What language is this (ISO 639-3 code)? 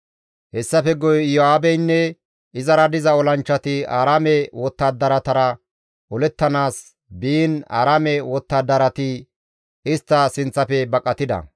gmv